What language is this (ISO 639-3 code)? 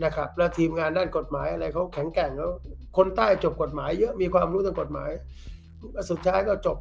tha